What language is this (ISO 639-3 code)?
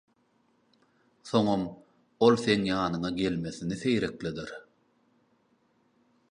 tuk